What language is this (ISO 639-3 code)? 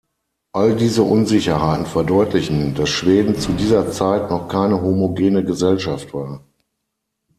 deu